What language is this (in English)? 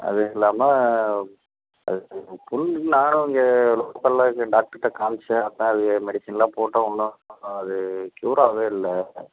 Tamil